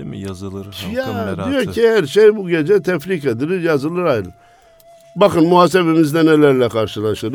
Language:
Turkish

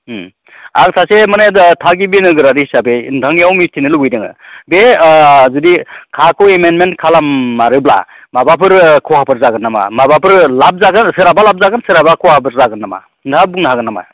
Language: Bodo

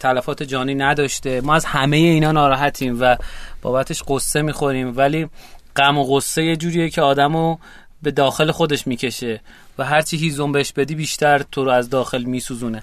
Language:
Persian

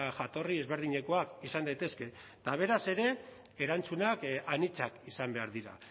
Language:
Basque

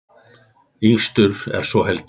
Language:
Icelandic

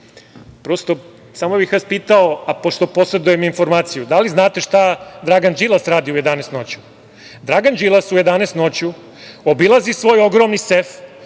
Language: Serbian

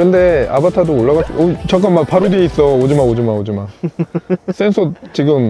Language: Korean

